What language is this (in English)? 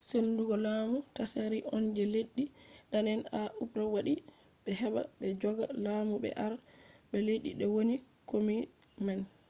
Fula